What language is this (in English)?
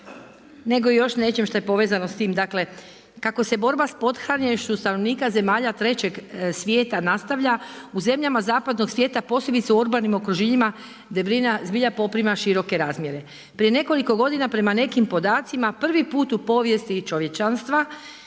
Croatian